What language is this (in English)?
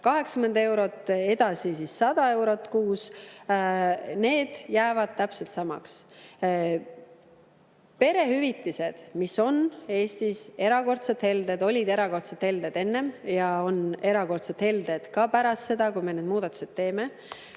Estonian